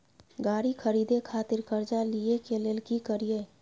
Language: Maithili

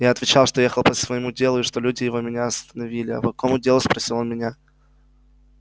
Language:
Russian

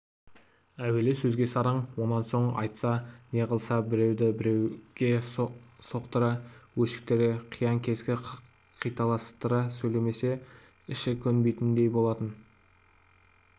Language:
Kazakh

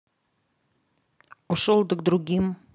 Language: Russian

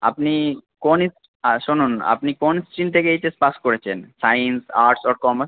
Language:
Bangla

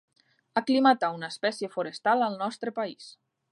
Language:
Catalan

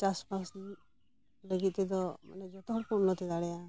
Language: Santali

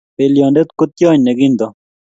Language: Kalenjin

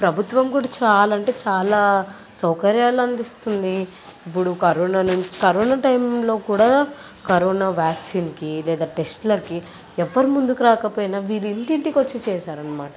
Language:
Telugu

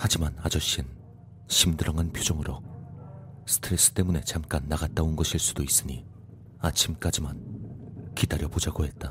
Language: Korean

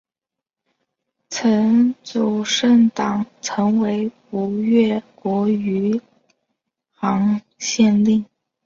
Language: Chinese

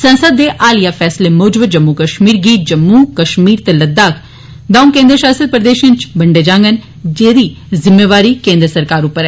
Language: Dogri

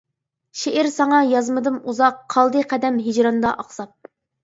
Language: Uyghur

